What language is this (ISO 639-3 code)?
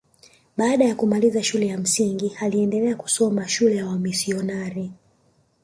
swa